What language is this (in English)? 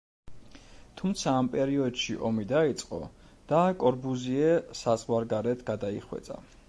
Georgian